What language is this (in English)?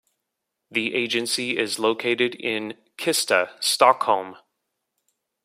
English